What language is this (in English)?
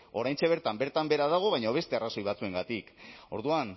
Basque